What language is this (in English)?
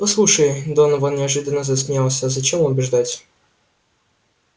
Russian